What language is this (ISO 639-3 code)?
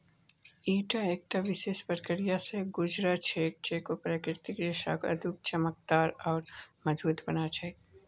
mag